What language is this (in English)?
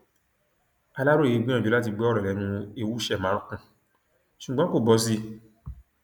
Yoruba